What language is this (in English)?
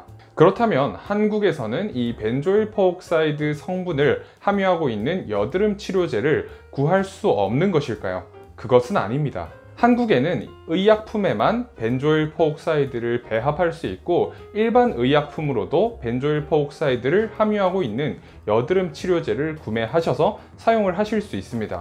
Korean